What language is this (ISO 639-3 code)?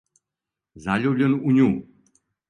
srp